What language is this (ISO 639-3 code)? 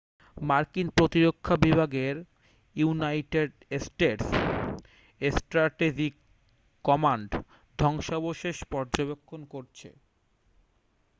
ben